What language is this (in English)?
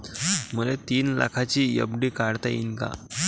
Marathi